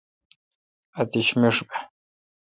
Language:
Kalkoti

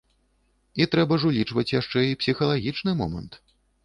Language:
Belarusian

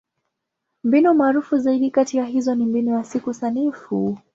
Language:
Swahili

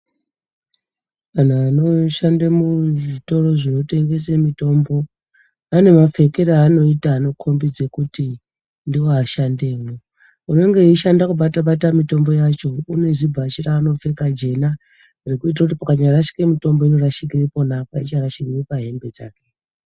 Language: Ndau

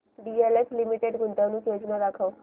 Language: Marathi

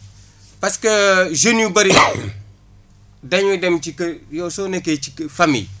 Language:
Wolof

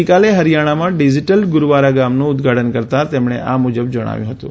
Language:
Gujarati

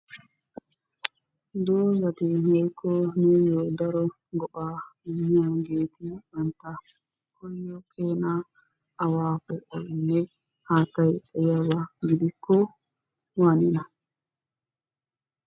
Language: Wolaytta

